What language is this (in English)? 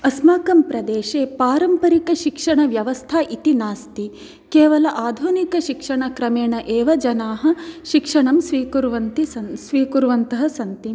Sanskrit